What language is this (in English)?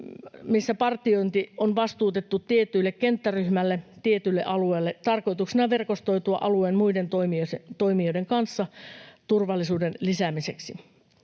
Finnish